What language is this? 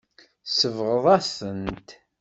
Kabyle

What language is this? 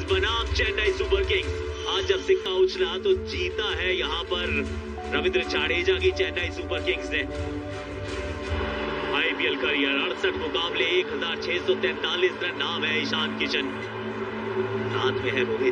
Romanian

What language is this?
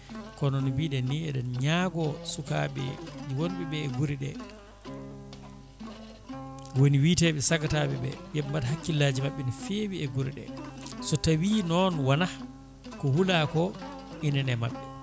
Fula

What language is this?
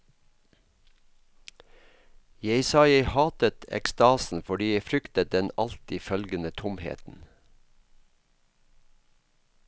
Norwegian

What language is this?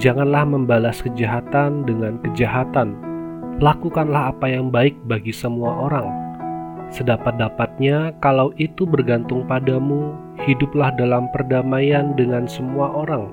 Indonesian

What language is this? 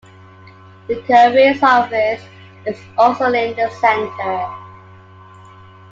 English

